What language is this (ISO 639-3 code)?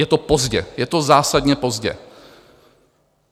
ces